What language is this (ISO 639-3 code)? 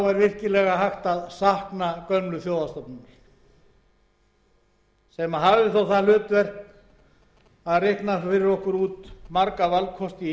isl